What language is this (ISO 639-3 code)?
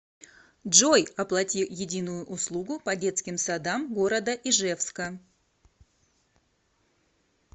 rus